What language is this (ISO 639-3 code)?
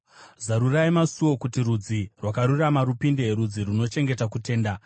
sna